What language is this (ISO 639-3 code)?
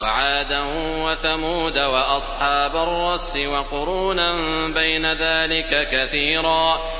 ara